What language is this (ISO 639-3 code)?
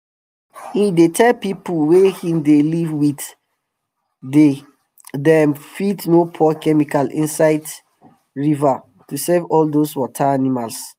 pcm